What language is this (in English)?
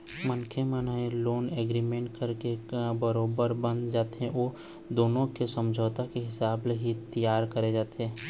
Chhattisgarhi